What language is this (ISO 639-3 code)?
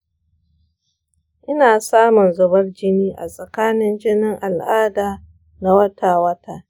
hau